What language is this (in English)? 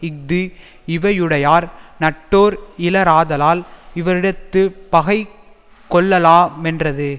Tamil